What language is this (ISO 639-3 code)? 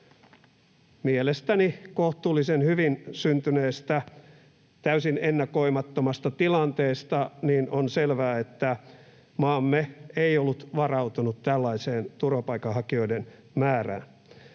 fin